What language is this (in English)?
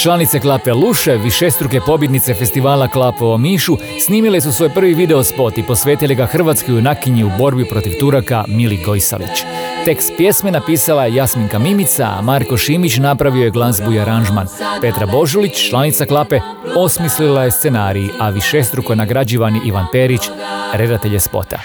Croatian